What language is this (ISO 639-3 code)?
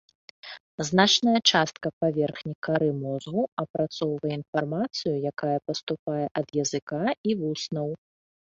bel